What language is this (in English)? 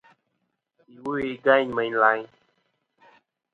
Kom